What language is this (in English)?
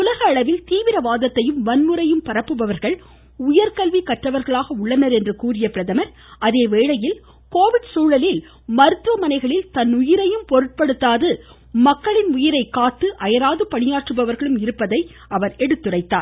Tamil